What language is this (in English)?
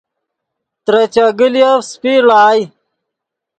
Yidgha